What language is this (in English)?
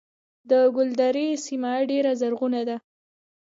Pashto